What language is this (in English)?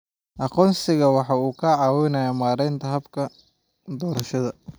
Somali